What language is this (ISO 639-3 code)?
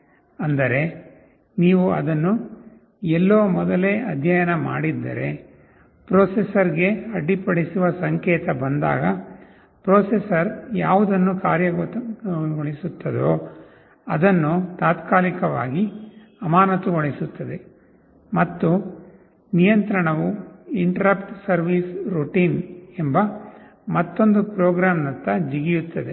kan